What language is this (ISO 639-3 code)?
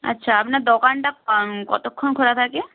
ben